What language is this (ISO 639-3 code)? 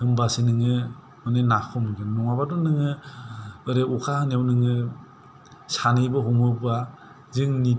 brx